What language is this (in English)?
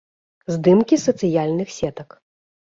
Belarusian